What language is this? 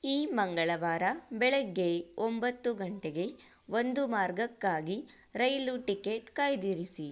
Kannada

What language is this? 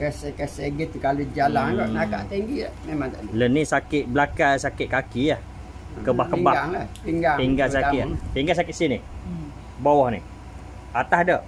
Malay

